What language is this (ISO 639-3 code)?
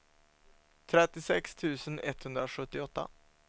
swe